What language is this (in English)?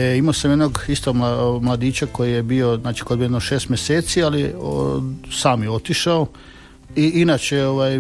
Croatian